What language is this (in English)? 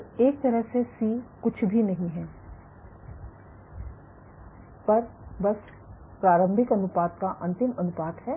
Hindi